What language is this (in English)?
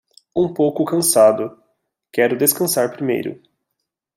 Portuguese